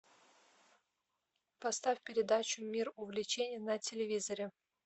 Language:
Russian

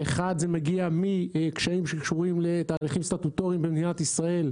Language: Hebrew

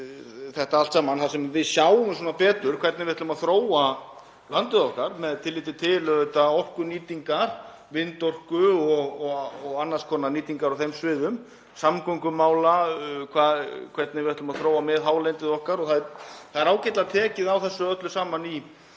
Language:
Icelandic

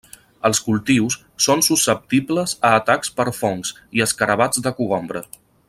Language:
Catalan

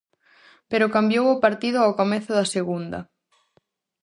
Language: Galician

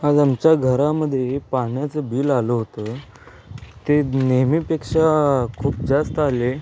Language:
Marathi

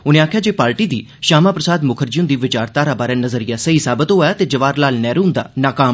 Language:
Dogri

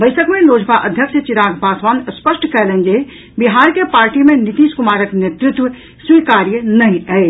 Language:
Maithili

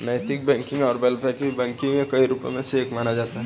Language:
Hindi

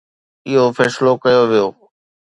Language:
Sindhi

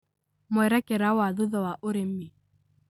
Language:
Kikuyu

